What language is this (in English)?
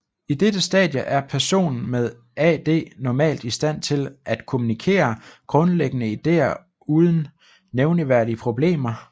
Danish